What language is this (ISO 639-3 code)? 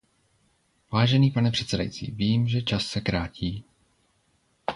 ces